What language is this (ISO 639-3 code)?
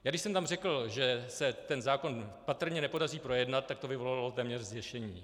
ces